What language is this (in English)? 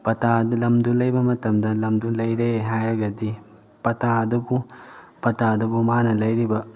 Manipuri